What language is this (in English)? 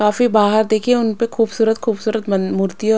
Hindi